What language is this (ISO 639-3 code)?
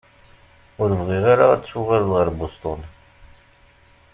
kab